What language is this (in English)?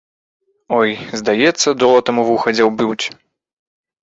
Belarusian